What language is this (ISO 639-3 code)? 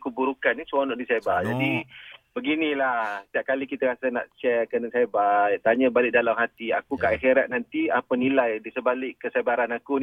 msa